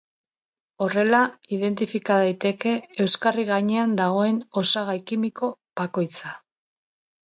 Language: Basque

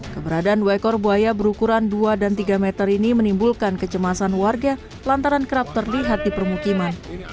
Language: Indonesian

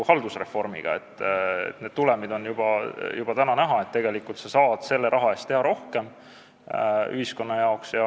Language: Estonian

